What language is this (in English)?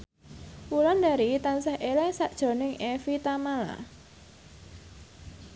Javanese